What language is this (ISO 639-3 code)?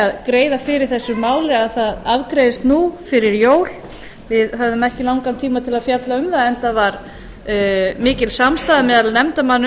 isl